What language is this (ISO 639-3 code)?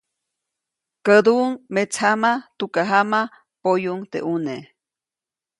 zoc